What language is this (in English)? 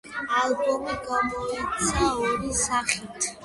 Georgian